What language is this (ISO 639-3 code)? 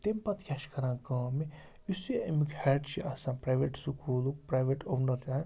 kas